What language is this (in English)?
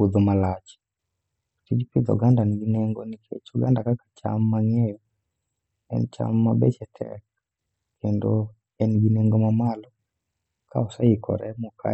Luo (Kenya and Tanzania)